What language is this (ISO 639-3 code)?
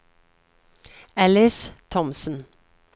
nor